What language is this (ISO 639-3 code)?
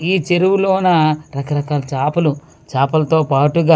tel